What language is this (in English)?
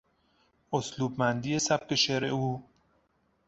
Persian